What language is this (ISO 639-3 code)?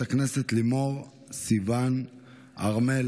heb